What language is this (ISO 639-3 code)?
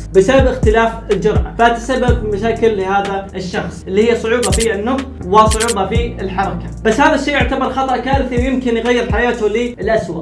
ara